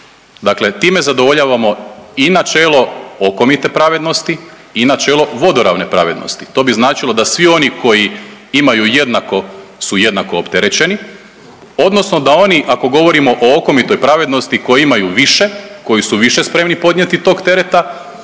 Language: Croatian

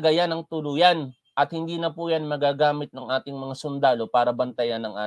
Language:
Filipino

